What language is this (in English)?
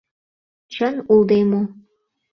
Mari